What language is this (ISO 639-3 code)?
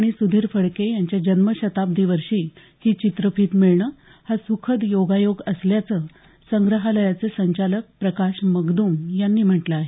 mar